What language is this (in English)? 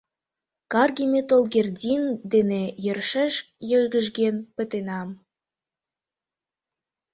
Mari